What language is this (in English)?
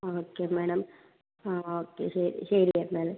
Malayalam